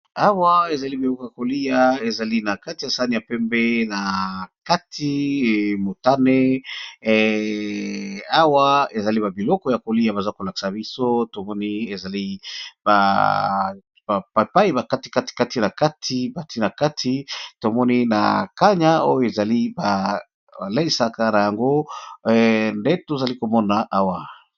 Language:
Lingala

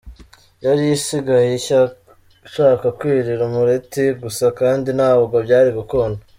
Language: Kinyarwanda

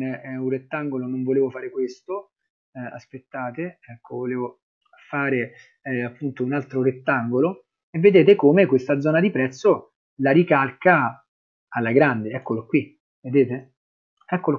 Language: Italian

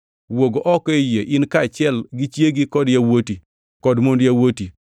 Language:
Luo (Kenya and Tanzania)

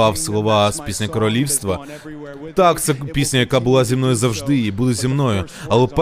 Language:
Ukrainian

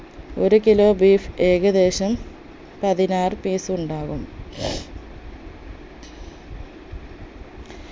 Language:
Malayalam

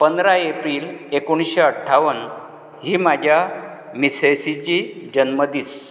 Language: Konkani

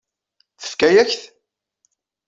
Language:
Kabyle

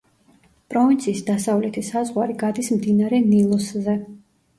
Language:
Georgian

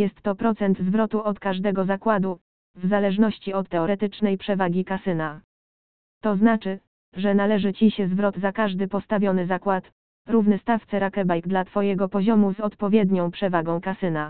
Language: Polish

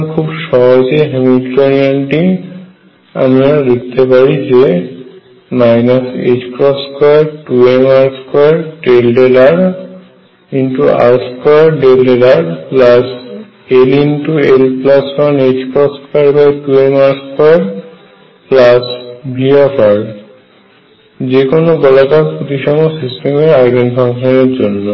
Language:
Bangla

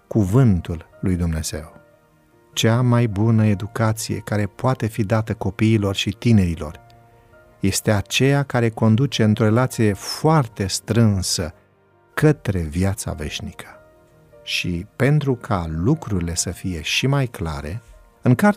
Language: Romanian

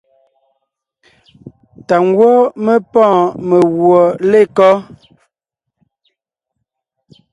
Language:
Ngiemboon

